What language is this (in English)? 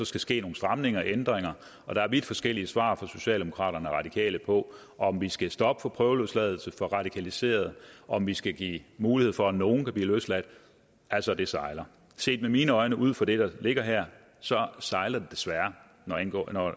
Danish